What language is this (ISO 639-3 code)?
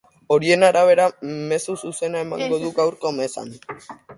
eus